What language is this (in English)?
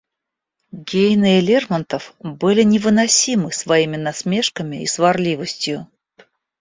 Russian